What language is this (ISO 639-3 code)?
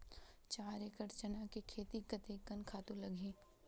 hne